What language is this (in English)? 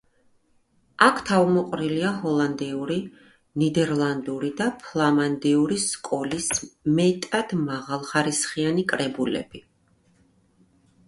Georgian